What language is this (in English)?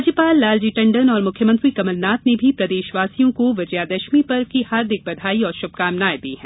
Hindi